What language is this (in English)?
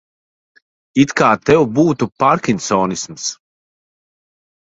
Latvian